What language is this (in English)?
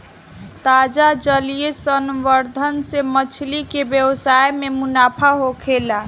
Bhojpuri